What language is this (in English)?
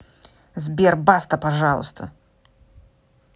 Russian